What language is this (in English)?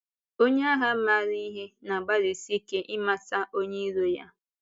Igbo